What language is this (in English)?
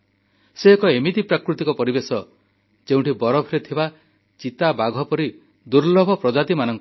Odia